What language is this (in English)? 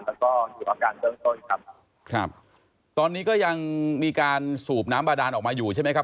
Thai